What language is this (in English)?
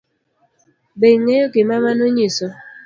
Luo (Kenya and Tanzania)